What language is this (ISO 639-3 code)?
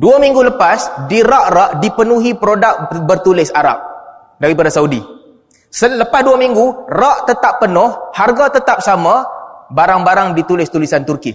msa